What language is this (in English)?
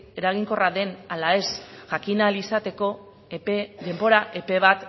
Basque